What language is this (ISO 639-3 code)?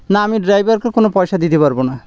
ben